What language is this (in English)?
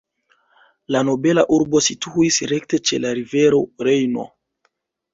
Esperanto